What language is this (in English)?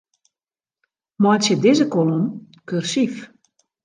Western Frisian